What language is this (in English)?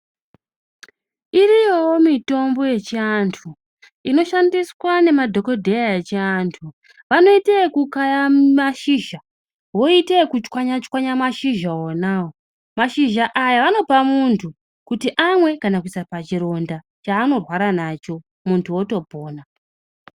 Ndau